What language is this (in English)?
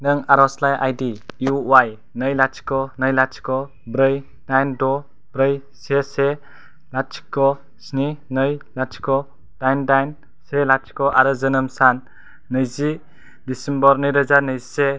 Bodo